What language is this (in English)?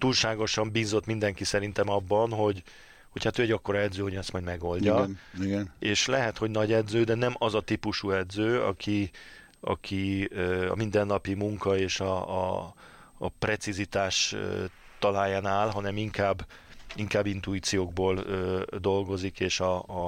Hungarian